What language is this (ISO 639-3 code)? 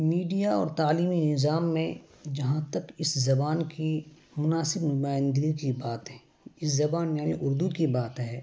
urd